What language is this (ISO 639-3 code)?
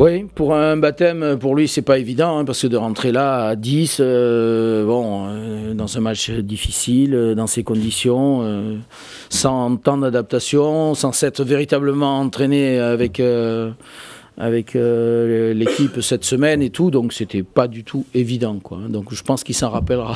fra